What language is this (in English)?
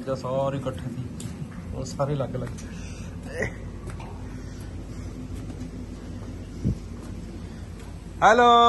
Punjabi